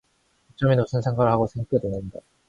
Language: Korean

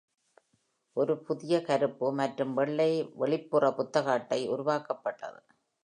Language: Tamil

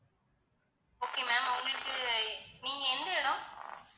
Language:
Tamil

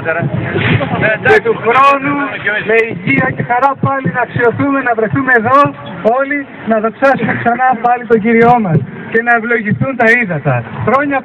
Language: Greek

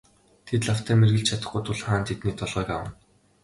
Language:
Mongolian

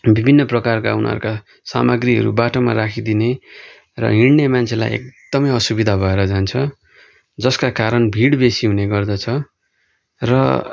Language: Nepali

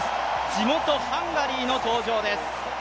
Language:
Japanese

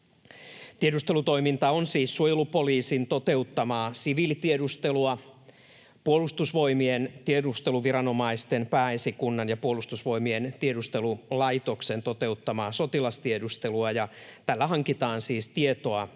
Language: Finnish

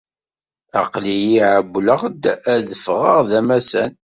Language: Kabyle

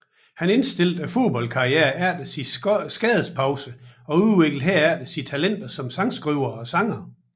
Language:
Danish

